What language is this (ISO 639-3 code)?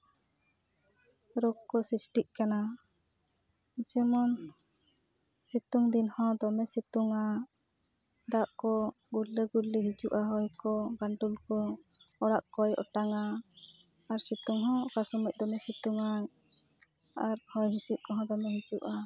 sat